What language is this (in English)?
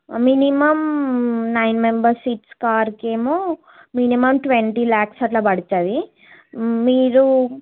Telugu